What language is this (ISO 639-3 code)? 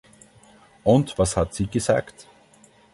deu